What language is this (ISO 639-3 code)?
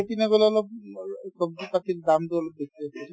asm